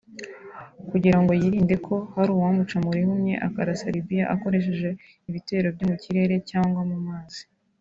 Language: Kinyarwanda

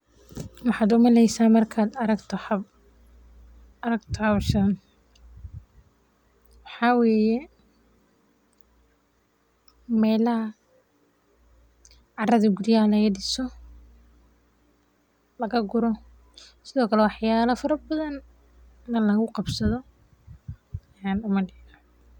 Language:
Somali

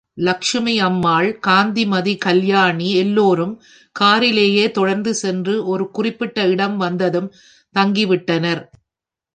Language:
Tamil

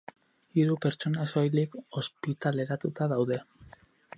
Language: Basque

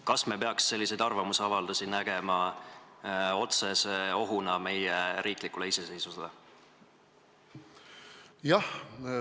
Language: Estonian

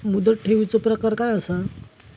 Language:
Marathi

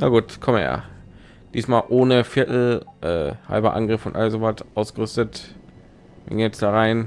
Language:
German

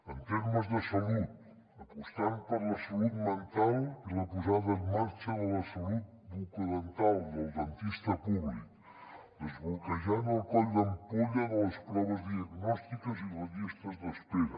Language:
Catalan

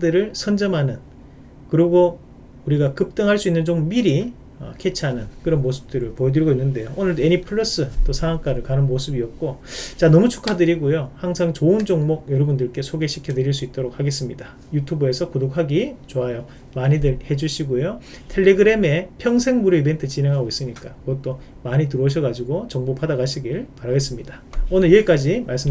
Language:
Korean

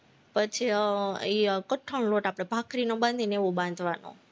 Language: Gujarati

